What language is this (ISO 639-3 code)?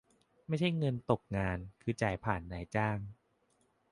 tha